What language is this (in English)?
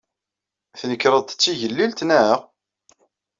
Kabyle